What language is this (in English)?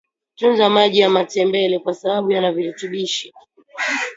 Swahili